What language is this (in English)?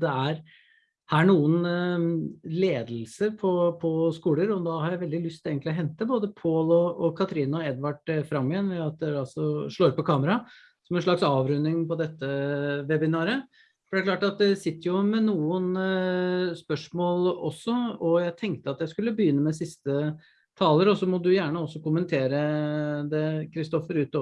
Norwegian